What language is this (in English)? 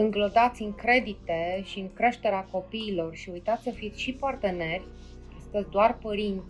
Romanian